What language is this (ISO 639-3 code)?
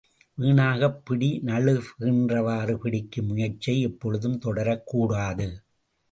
tam